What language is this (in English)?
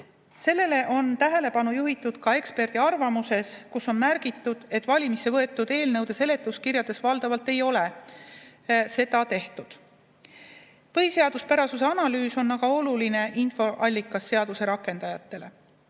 Estonian